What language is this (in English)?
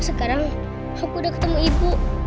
Indonesian